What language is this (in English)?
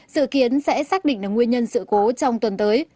Vietnamese